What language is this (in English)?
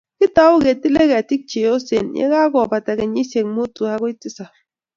Kalenjin